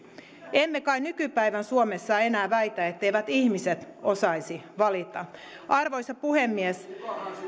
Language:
Finnish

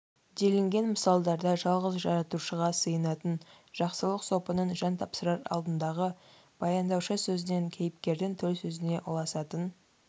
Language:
Kazakh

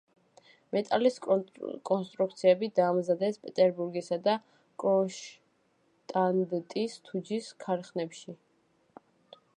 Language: Georgian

